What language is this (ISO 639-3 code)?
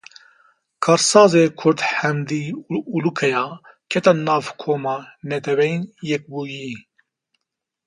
kur